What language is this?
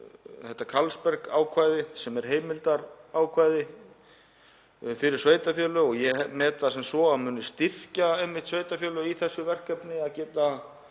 Icelandic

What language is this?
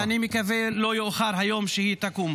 Hebrew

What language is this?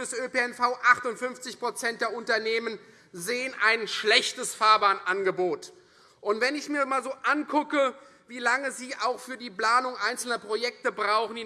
German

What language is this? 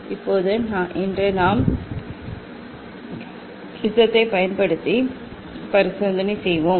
Tamil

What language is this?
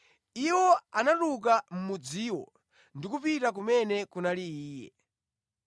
Nyanja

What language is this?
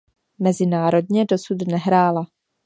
Czech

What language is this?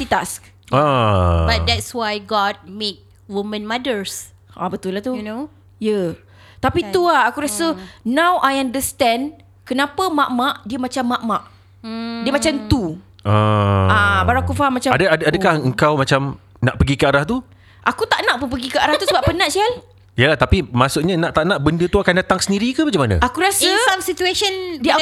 Malay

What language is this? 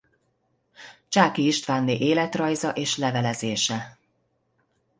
Hungarian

